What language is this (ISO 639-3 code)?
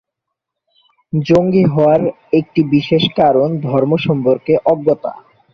ben